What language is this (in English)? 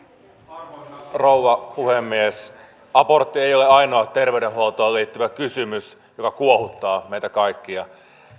Finnish